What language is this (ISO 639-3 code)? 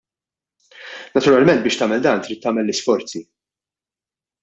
mlt